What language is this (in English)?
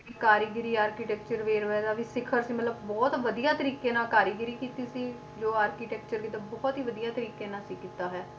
Punjabi